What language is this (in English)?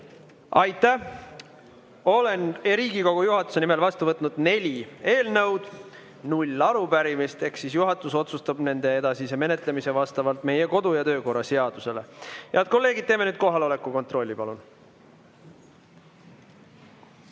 Estonian